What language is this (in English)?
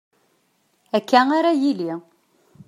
Kabyle